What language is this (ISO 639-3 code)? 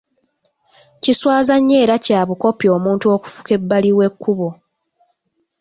lug